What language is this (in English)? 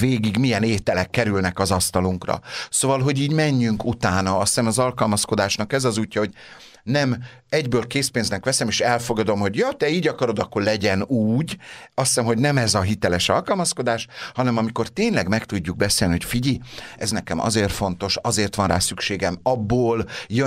Hungarian